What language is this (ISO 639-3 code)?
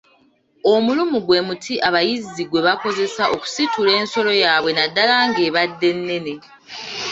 lug